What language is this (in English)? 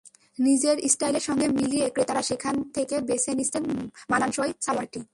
Bangla